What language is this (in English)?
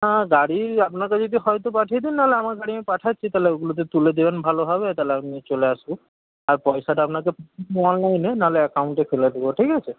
Bangla